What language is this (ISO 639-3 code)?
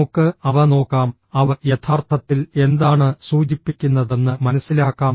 mal